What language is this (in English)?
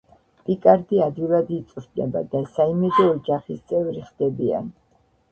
Georgian